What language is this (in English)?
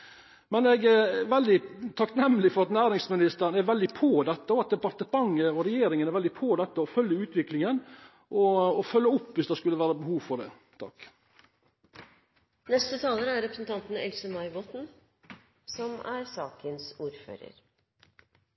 Norwegian